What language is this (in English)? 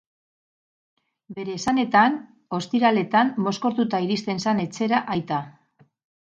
Basque